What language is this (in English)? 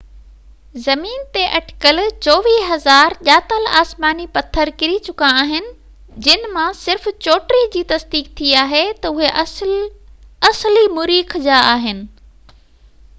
Sindhi